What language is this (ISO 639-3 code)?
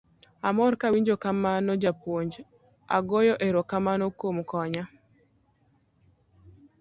luo